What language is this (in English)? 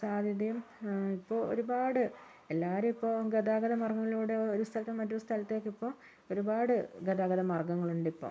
Malayalam